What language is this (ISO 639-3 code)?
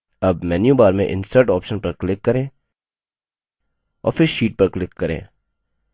hin